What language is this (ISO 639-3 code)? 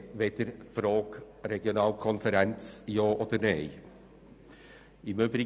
gsw